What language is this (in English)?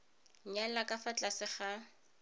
Tswana